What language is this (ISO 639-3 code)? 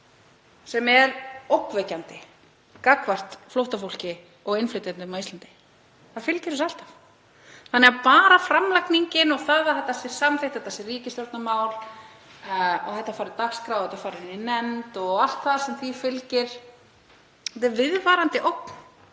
isl